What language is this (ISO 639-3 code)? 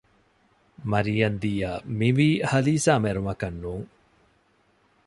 div